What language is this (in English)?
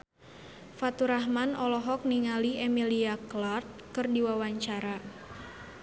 Sundanese